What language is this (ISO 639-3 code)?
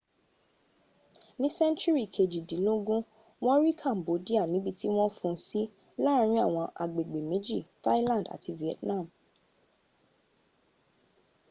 yor